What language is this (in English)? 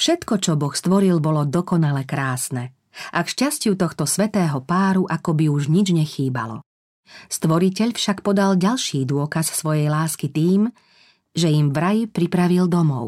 Slovak